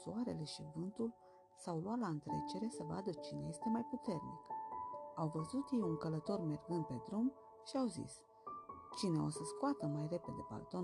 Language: Romanian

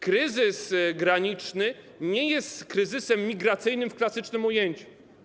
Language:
Polish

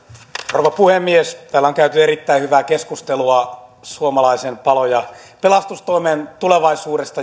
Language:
Finnish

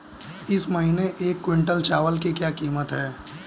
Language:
Hindi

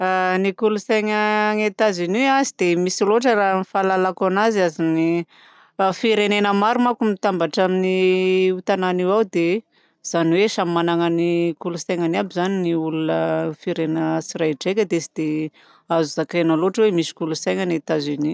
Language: Southern Betsimisaraka Malagasy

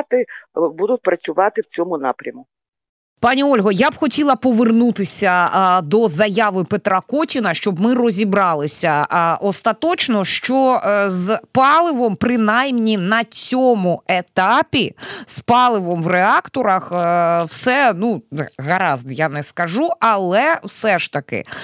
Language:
Ukrainian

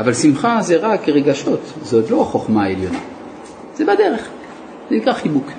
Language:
Hebrew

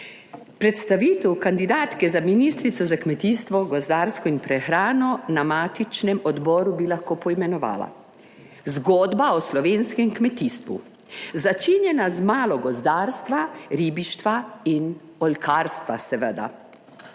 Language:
Slovenian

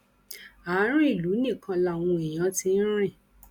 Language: Yoruba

